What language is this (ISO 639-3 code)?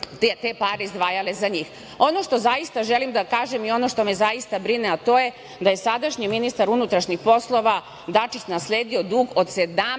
srp